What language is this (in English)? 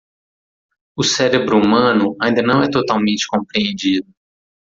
Portuguese